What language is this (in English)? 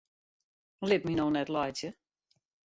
Western Frisian